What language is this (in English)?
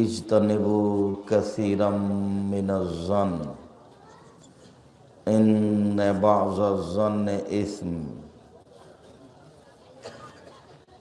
Bangla